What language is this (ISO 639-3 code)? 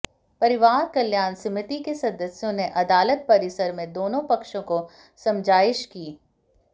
hin